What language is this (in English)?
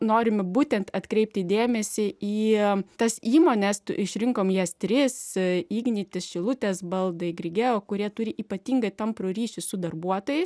Lithuanian